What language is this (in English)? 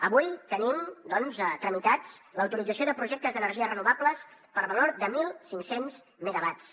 Catalan